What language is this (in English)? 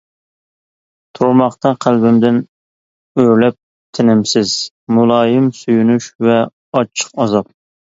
Uyghur